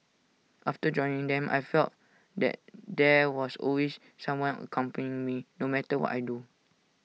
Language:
English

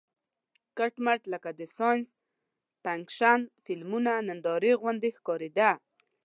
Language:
Pashto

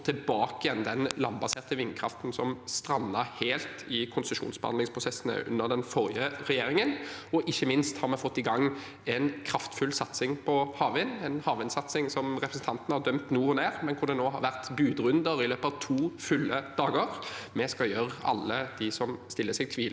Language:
Norwegian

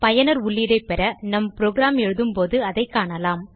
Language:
Tamil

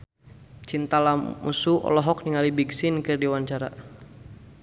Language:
Sundanese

